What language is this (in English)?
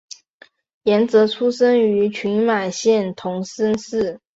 Chinese